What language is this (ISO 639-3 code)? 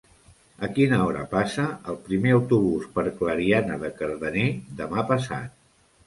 cat